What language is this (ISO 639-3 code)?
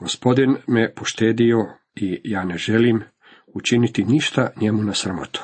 hrv